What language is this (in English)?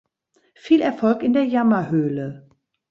German